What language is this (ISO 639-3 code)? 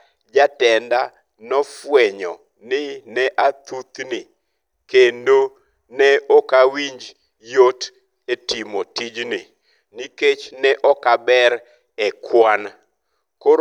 luo